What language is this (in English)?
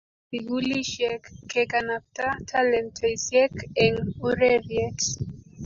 Kalenjin